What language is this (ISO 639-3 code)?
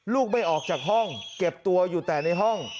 tha